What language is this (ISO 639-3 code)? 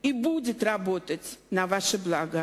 heb